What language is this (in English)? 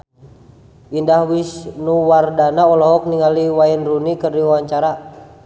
Sundanese